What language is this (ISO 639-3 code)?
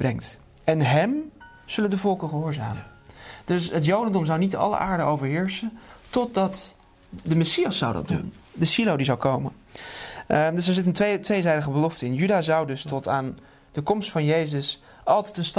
nld